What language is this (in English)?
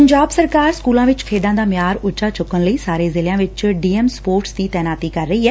Punjabi